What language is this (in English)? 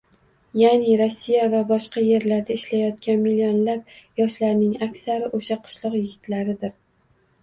Uzbek